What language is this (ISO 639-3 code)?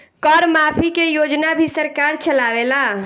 bho